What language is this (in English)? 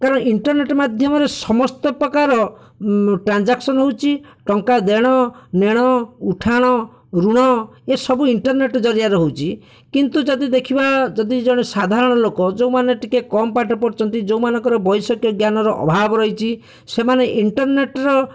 Odia